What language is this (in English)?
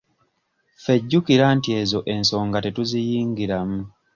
Ganda